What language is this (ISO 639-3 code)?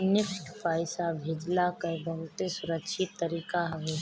bho